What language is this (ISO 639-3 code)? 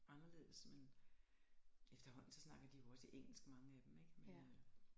dan